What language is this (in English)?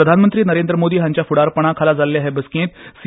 Konkani